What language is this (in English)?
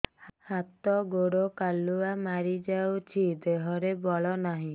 Odia